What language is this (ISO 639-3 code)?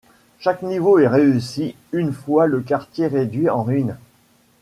fra